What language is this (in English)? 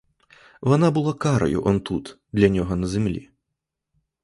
Ukrainian